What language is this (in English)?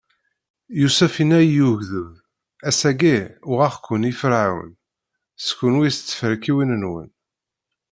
Kabyle